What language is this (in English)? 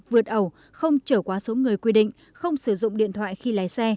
Vietnamese